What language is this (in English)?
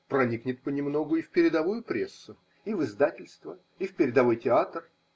Russian